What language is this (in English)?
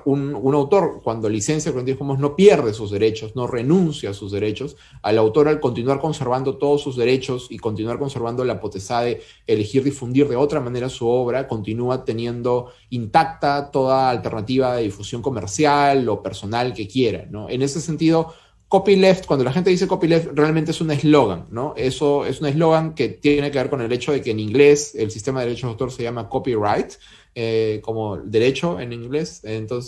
Spanish